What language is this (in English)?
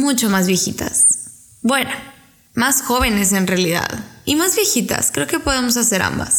Spanish